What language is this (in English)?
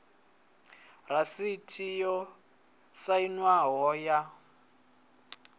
Venda